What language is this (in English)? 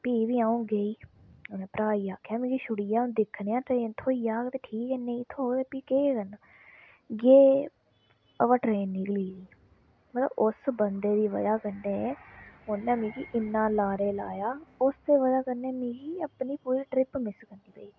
Dogri